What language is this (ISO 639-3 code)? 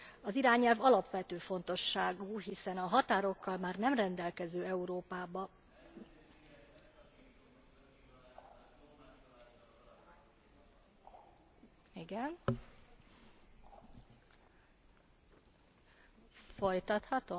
hun